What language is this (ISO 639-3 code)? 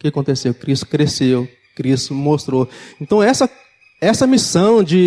por